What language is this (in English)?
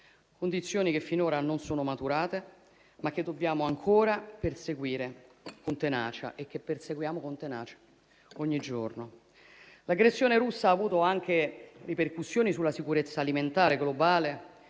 Italian